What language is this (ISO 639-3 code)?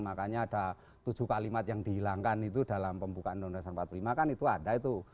ind